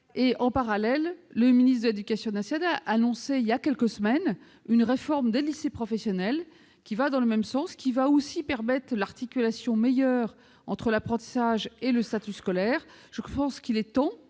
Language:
French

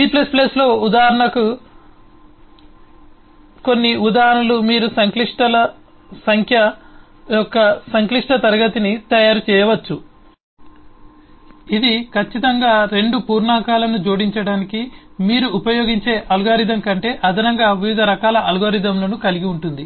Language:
Telugu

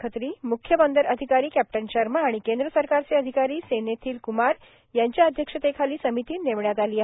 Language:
Marathi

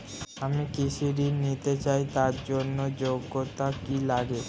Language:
Bangla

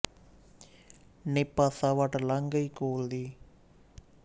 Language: Punjabi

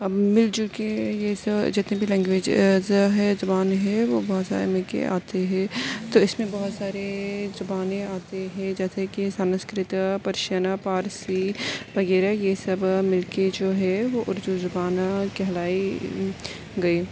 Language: Urdu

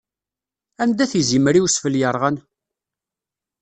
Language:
Kabyle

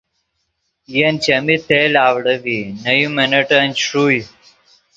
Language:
Yidgha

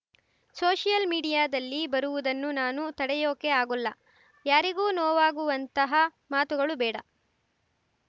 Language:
Kannada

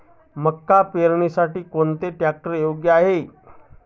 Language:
Marathi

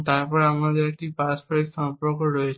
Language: Bangla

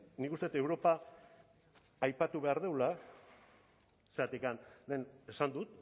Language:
Basque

